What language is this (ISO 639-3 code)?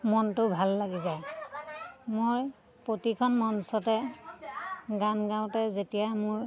asm